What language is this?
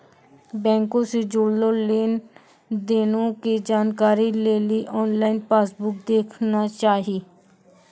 Maithili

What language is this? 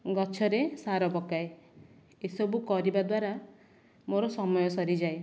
Odia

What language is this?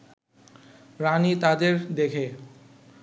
Bangla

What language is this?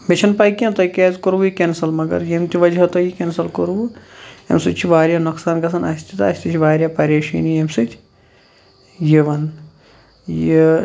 Kashmiri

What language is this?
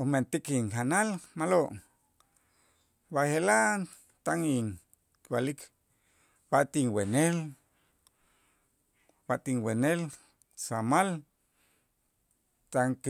Itzá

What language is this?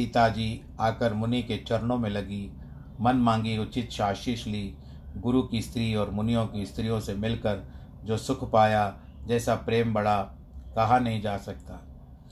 Hindi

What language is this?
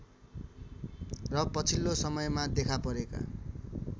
Nepali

